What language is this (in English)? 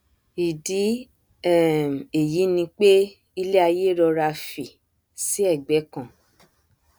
Yoruba